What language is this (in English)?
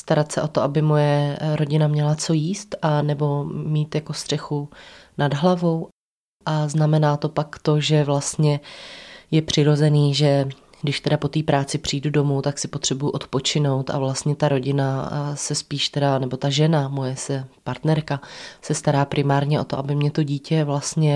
Czech